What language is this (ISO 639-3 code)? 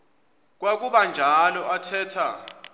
xho